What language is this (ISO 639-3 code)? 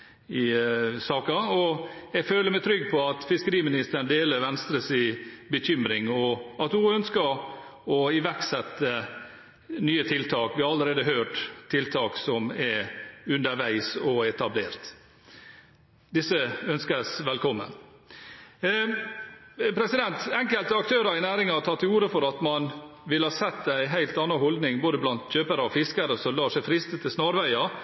nob